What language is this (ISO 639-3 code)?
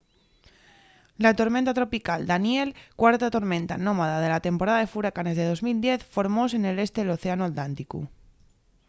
ast